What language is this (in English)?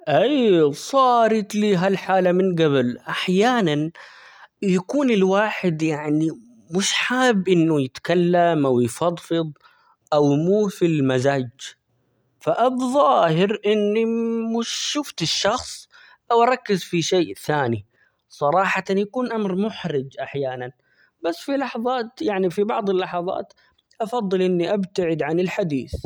Omani Arabic